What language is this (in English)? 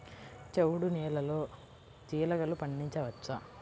Telugu